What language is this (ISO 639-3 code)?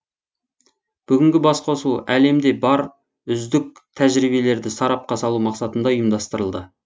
kaz